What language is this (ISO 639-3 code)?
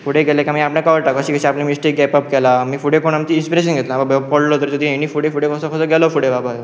kok